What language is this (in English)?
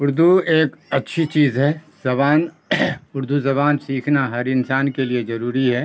Urdu